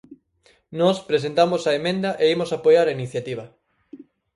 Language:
Galician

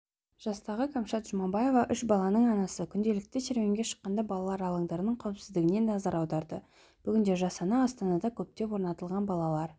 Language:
Kazakh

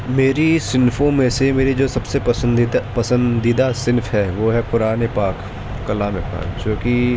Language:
Urdu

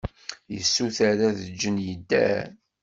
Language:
Kabyle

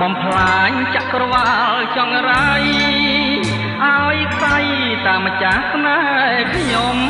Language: Thai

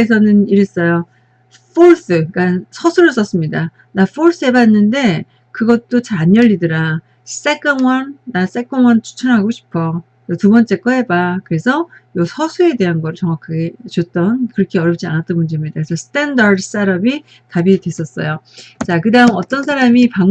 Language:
Korean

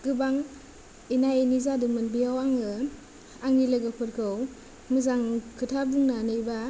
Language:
Bodo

